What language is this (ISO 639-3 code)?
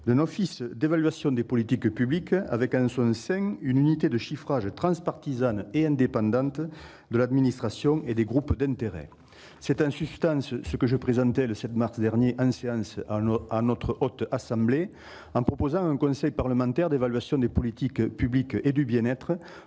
fra